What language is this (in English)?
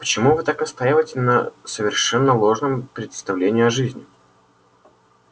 Russian